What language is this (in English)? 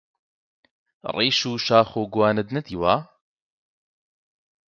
Central Kurdish